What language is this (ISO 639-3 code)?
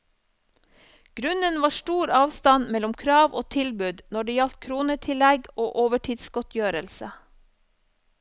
nor